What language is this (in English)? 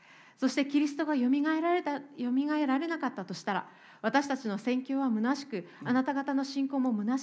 Japanese